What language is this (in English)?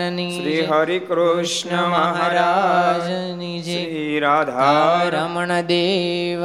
Gujarati